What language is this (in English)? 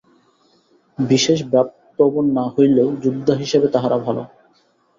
Bangla